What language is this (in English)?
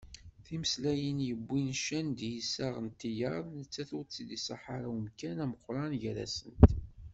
Kabyle